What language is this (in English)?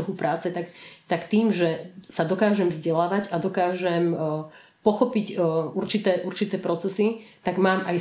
Slovak